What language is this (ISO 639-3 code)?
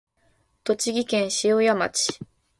jpn